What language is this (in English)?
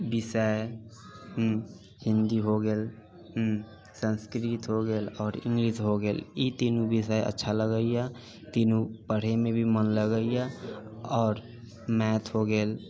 Maithili